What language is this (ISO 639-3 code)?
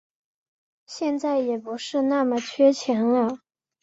zho